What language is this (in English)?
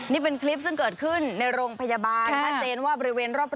Thai